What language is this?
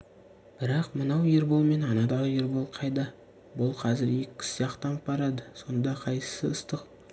Kazakh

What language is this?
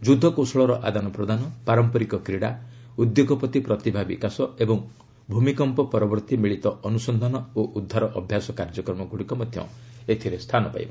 Odia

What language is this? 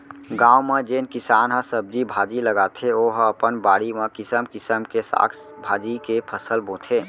Chhattisgarhi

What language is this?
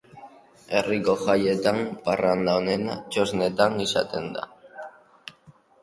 Basque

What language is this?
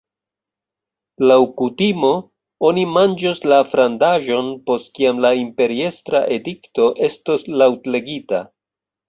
Esperanto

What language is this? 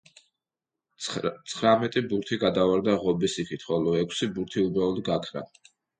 Georgian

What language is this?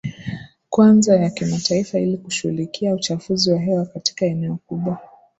Swahili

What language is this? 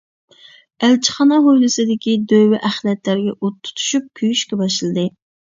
Uyghur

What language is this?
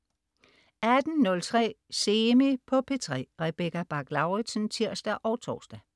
Danish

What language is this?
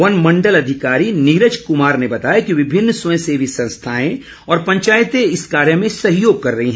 Hindi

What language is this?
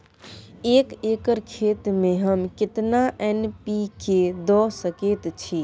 Maithili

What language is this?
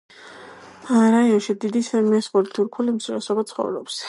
Georgian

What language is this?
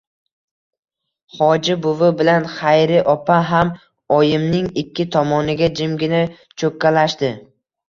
Uzbek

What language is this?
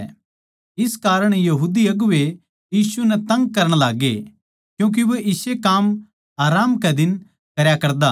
Haryanvi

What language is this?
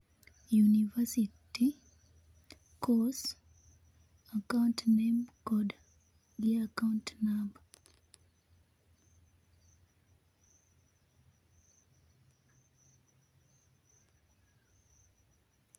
Luo (Kenya and Tanzania)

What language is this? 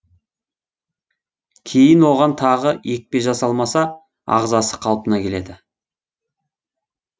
Kazakh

